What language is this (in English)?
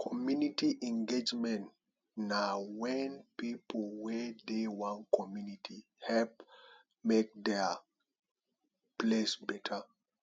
Nigerian Pidgin